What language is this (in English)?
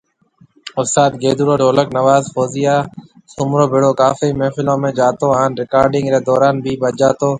Marwari (Pakistan)